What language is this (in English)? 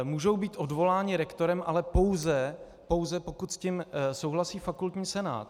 Czech